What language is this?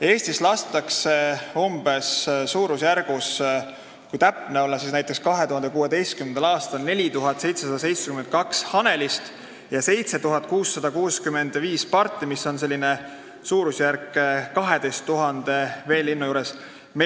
Estonian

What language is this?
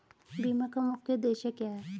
Hindi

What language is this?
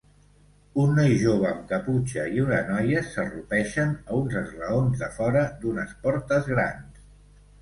Catalan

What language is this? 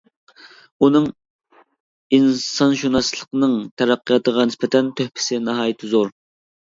Uyghur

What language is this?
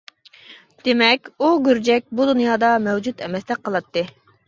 Uyghur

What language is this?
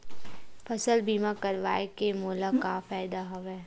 Chhattisgarhi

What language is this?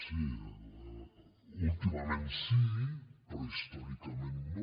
Catalan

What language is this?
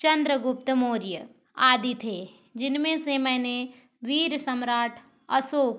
Hindi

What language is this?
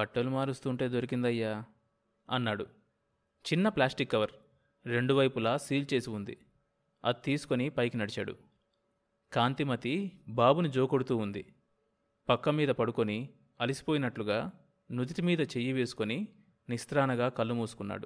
Telugu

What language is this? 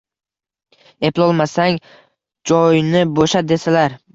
Uzbek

